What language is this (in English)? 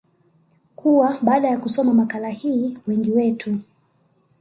Swahili